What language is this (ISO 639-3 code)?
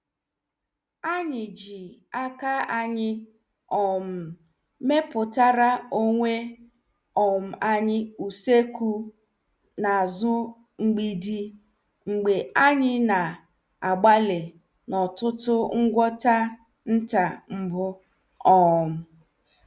ibo